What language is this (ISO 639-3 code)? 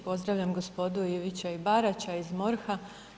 hrv